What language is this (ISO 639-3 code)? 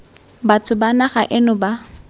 tsn